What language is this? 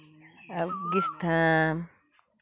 Santali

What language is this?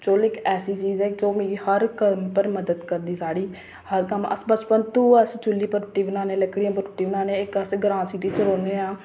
Dogri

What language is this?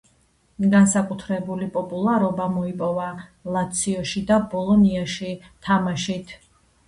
Georgian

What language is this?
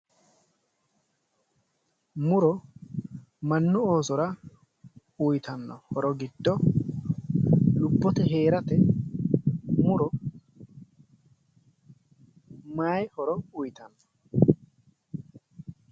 Sidamo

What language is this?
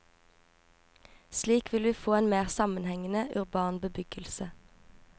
Norwegian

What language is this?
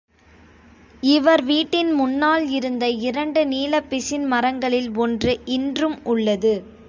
Tamil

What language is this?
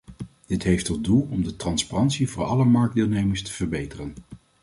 Dutch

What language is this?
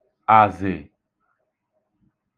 Igbo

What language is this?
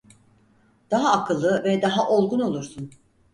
Turkish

